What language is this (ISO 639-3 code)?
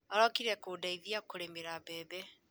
kik